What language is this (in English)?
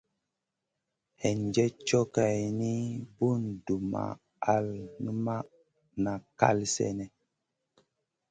Masana